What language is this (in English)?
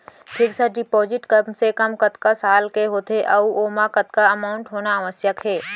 Chhattisgarhi